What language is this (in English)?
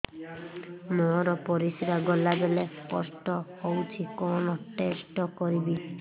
Odia